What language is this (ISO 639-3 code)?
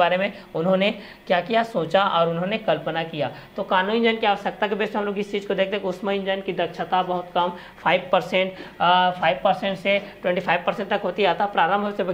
hin